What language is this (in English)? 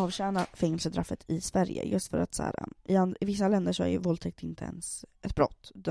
Swedish